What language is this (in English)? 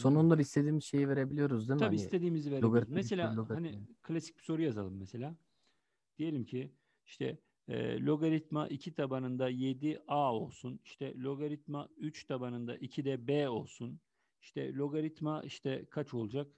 Turkish